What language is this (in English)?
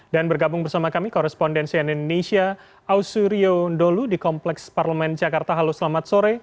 Indonesian